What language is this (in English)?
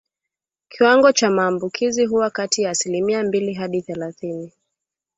Swahili